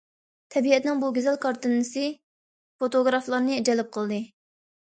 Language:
Uyghur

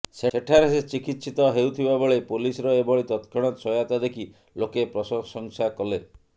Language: Odia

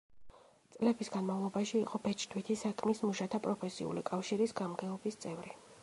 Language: Georgian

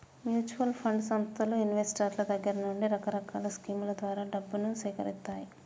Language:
Telugu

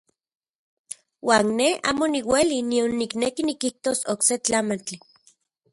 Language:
Central Puebla Nahuatl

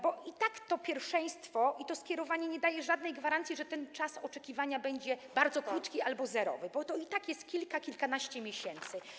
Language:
Polish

